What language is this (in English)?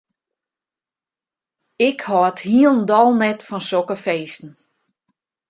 Western Frisian